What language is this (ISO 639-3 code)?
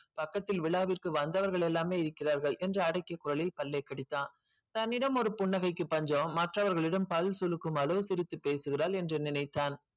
tam